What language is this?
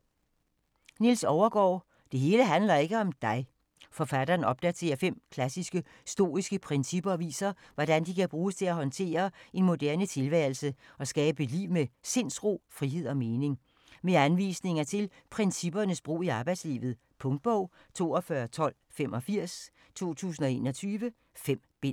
Danish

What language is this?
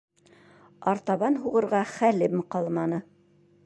Bashkir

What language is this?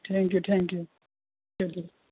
Urdu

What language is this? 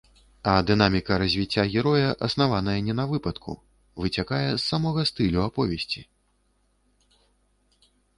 Belarusian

